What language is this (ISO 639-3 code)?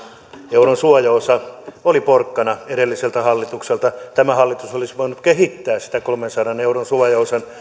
fin